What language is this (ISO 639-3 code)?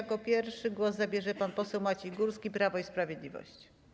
pol